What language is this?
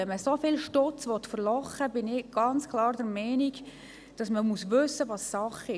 Swiss German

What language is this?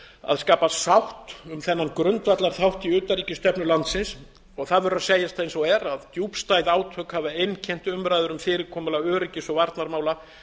Icelandic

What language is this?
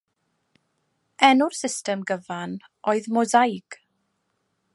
Welsh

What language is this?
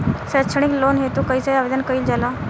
Bhojpuri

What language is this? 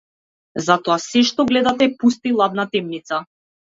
Macedonian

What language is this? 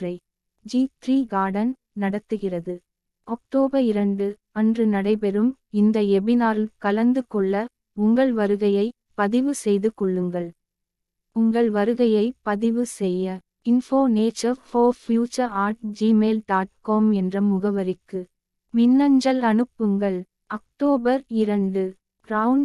Tamil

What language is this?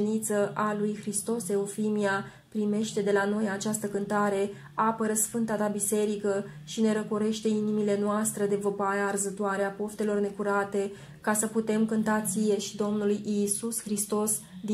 Romanian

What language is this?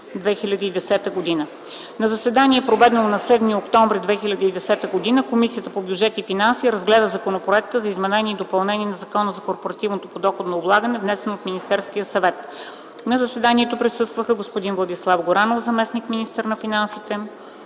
Bulgarian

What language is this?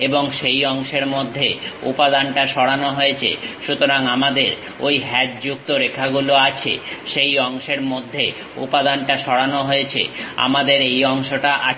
Bangla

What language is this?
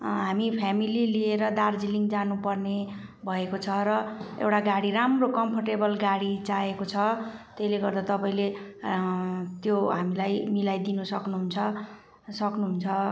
Nepali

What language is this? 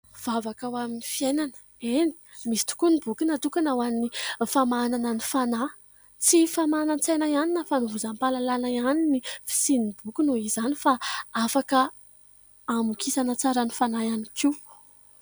Malagasy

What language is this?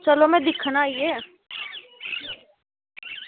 Dogri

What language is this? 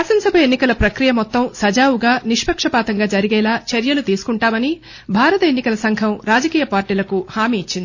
Telugu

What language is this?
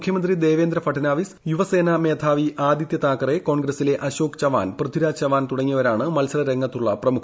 Malayalam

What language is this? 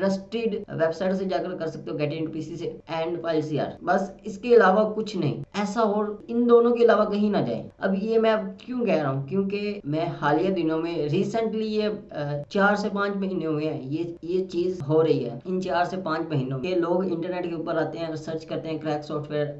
Hindi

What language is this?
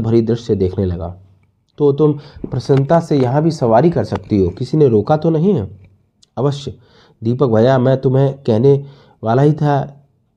Hindi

